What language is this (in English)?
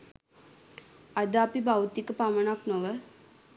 Sinhala